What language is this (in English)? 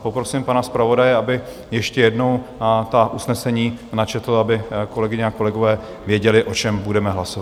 Czech